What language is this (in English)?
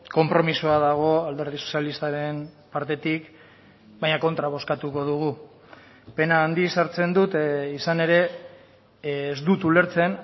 Basque